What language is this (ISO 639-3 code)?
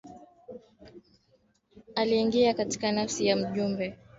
swa